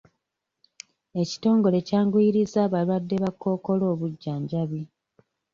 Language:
Ganda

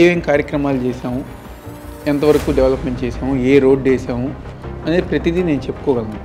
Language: Telugu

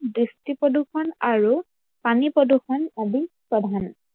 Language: Assamese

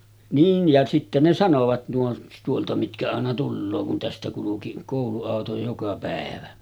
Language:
Finnish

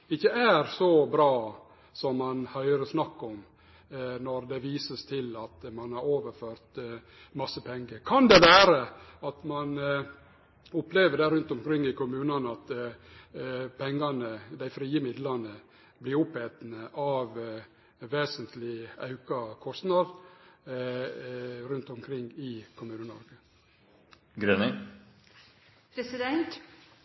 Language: Norwegian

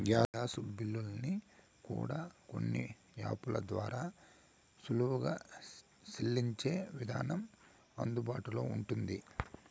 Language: Telugu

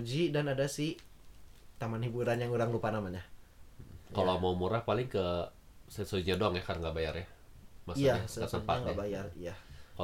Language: Indonesian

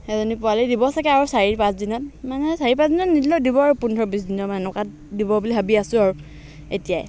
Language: Assamese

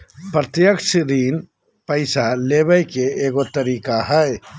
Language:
Magahi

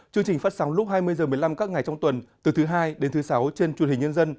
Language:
Vietnamese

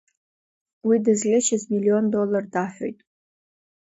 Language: Abkhazian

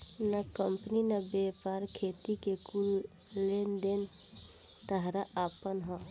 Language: Bhojpuri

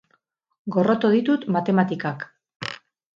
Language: Basque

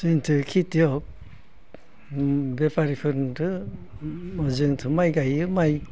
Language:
Bodo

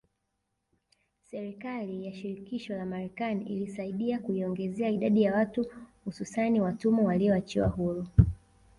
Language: Swahili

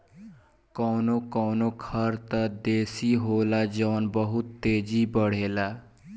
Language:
Bhojpuri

